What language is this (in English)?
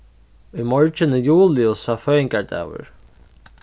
Faroese